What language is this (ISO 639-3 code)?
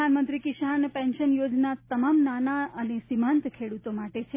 guj